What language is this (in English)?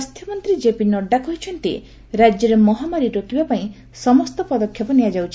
Odia